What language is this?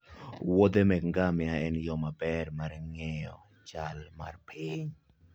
Luo (Kenya and Tanzania)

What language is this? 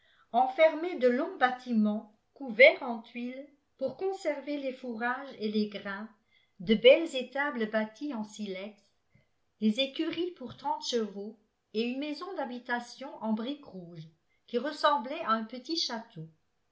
French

